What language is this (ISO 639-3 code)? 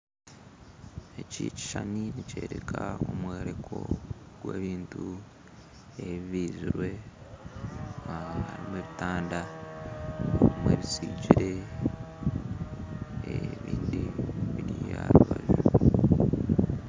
nyn